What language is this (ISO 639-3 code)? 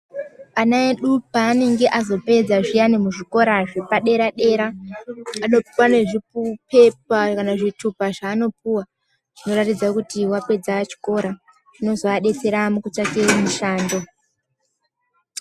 ndc